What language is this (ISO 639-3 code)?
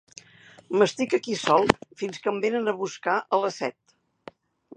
cat